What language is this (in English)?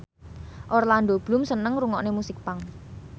Javanese